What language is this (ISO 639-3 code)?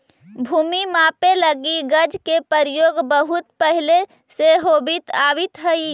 mag